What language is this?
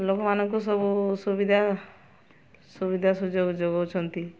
Odia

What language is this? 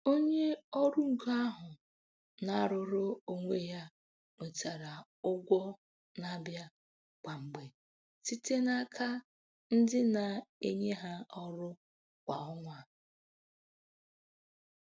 Igbo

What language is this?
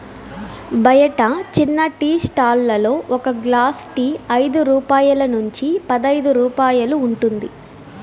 Telugu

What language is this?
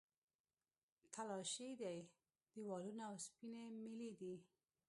Pashto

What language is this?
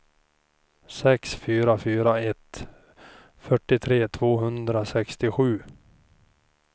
Swedish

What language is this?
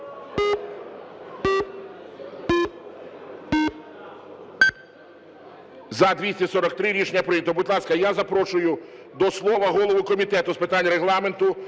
Ukrainian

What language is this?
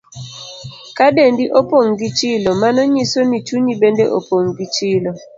Luo (Kenya and Tanzania)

